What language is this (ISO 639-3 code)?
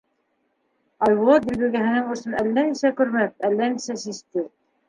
bak